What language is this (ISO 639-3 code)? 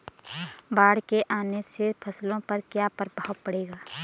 hin